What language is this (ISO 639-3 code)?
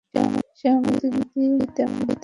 ben